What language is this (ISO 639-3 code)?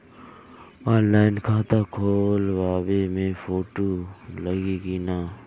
bho